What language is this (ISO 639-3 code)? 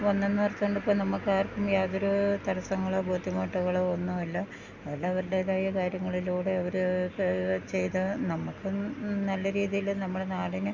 mal